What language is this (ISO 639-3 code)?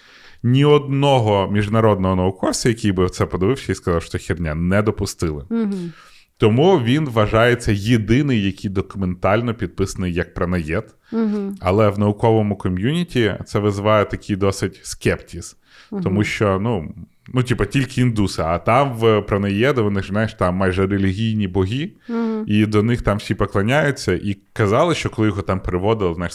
ukr